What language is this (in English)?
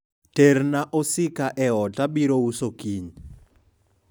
Luo (Kenya and Tanzania)